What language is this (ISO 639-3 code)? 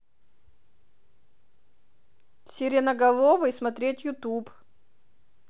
rus